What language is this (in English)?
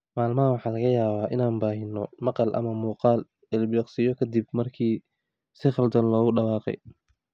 Somali